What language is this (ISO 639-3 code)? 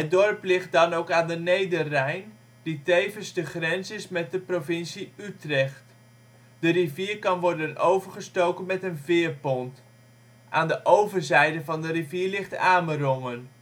nld